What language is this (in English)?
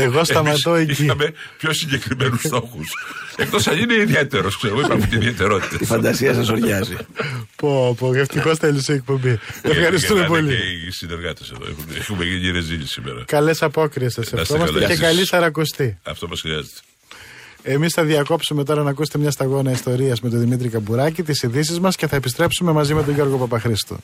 Greek